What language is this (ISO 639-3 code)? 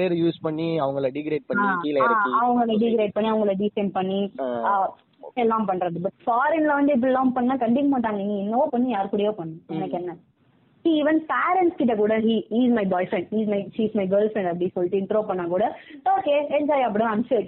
tam